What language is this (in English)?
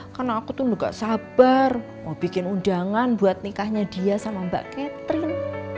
Indonesian